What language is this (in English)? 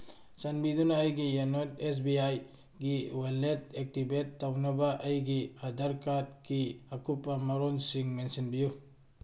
Manipuri